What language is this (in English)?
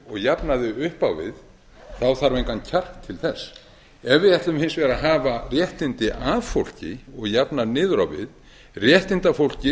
Icelandic